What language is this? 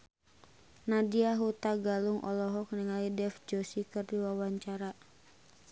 Sundanese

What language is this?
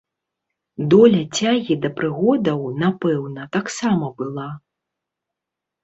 Belarusian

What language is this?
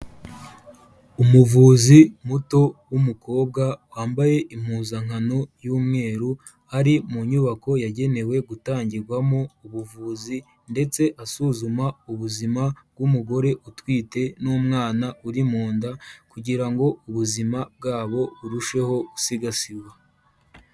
Kinyarwanda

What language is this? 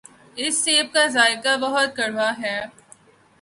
Urdu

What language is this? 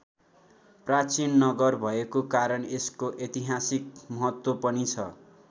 Nepali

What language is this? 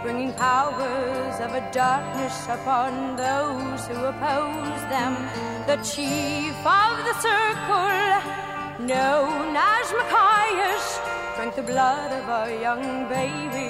French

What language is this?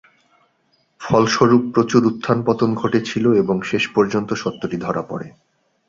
Bangla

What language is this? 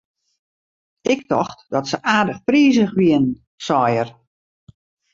Western Frisian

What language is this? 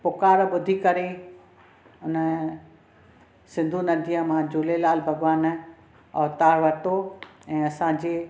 Sindhi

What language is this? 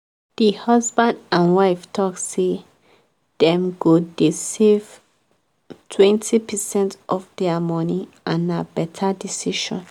Nigerian Pidgin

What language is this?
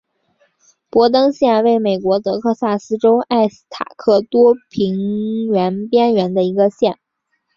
Chinese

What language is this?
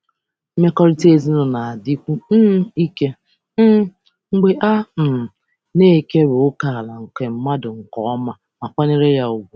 Igbo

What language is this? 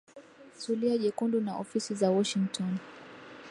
Swahili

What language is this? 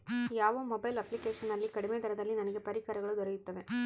Kannada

